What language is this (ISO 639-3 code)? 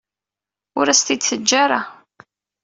kab